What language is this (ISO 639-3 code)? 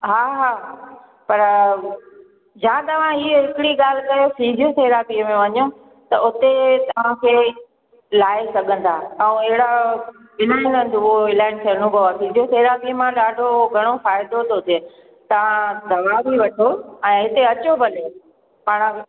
snd